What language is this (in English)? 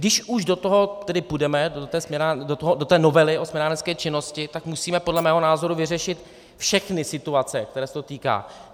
Czech